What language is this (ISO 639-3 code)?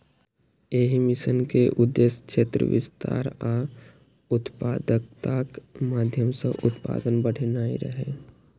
mai